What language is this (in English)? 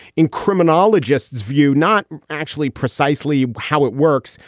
English